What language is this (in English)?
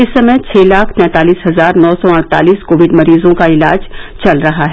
Hindi